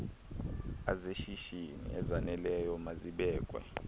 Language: Xhosa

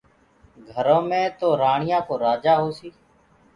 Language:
Gurgula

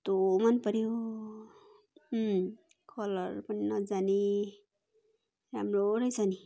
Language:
Nepali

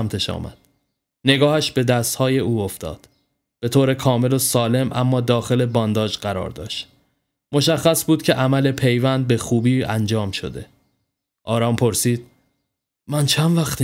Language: Persian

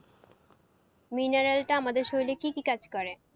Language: Bangla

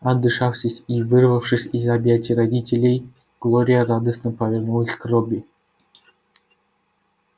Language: Russian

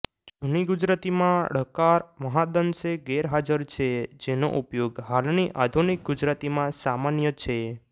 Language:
Gujarati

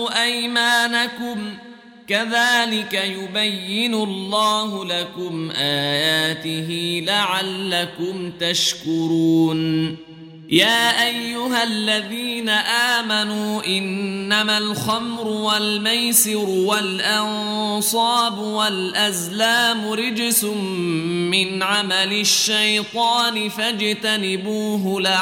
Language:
Arabic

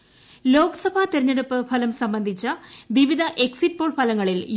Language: Malayalam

